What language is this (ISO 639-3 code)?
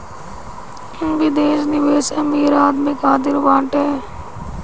bho